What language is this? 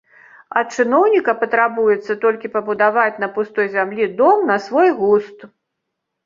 Belarusian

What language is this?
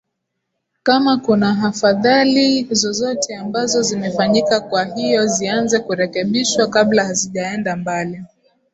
Swahili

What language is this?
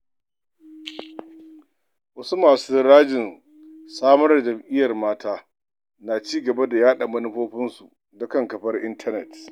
Hausa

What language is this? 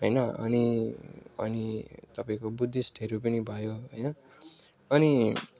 Nepali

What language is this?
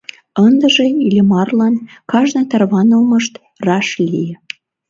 Mari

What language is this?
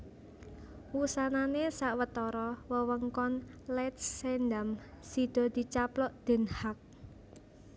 Javanese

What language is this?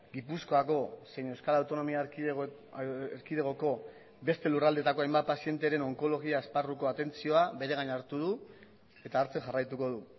Basque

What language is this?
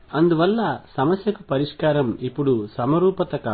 Telugu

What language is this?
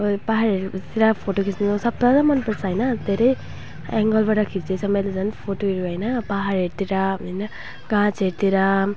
Nepali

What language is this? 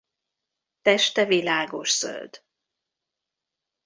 Hungarian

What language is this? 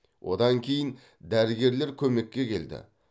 Kazakh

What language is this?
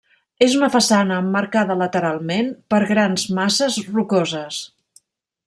Catalan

